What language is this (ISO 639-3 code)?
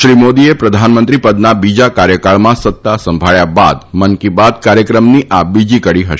guj